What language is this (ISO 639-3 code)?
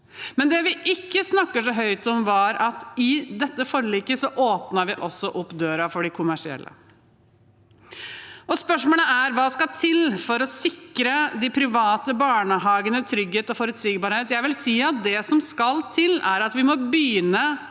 nor